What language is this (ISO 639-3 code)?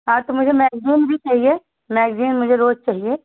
hin